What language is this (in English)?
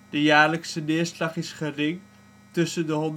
Dutch